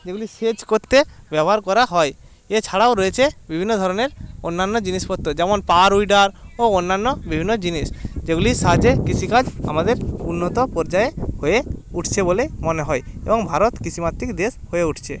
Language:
Bangla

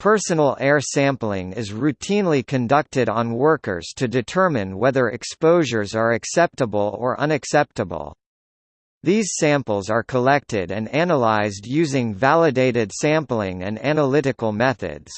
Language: English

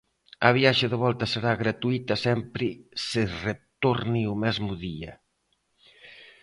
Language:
Galician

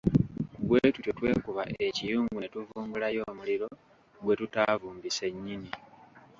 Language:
Ganda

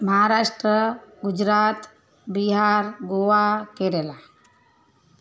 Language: Sindhi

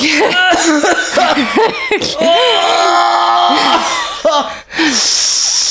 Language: Swedish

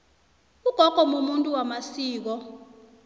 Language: South Ndebele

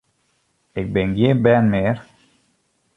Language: Western Frisian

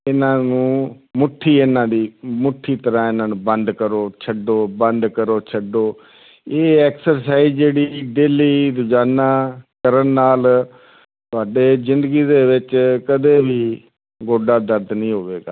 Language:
Punjabi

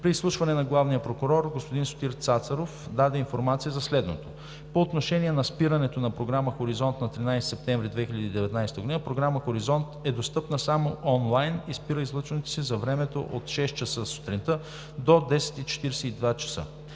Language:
Bulgarian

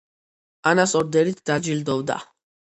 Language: Georgian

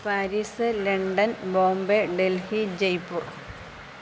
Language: Malayalam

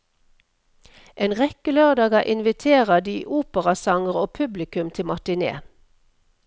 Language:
Norwegian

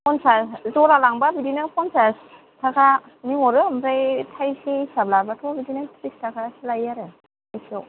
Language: Bodo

